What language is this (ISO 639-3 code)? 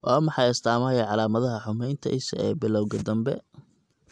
som